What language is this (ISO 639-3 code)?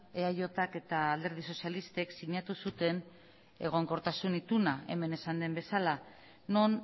eus